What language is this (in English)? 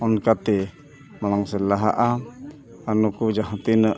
Santali